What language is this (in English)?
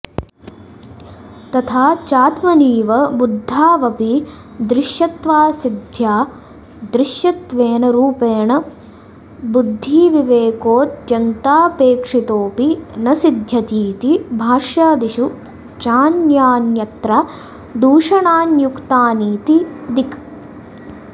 Sanskrit